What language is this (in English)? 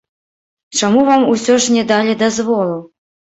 Belarusian